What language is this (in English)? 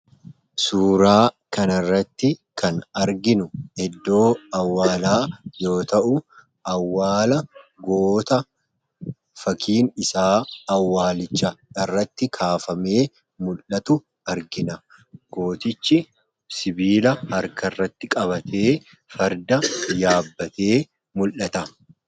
Oromo